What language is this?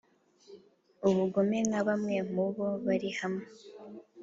Kinyarwanda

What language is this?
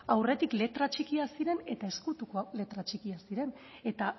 Basque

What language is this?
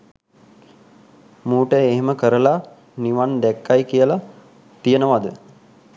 Sinhala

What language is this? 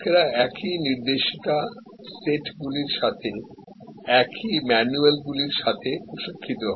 Bangla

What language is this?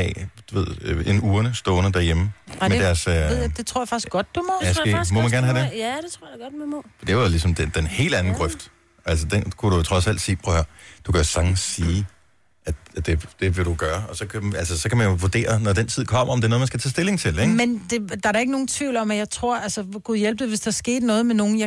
Danish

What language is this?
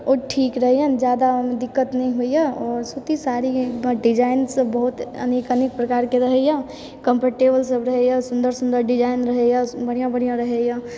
Maithili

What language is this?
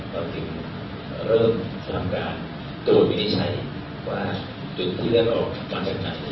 Thai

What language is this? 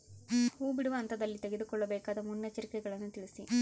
Kannada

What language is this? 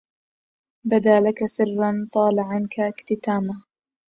Arabic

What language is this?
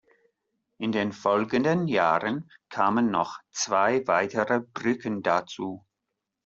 German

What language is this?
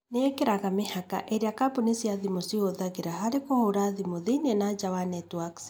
Kikuyu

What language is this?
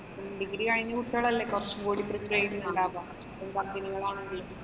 Malayalam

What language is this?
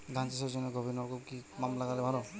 Bangla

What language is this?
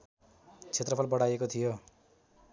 Nepali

